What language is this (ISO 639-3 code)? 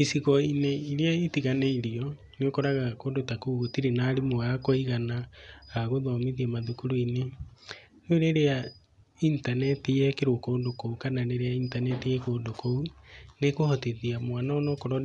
kik